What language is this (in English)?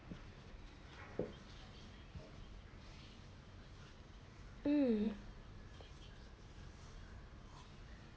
English